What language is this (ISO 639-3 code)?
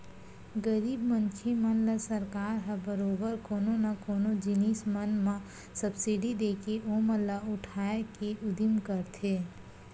hne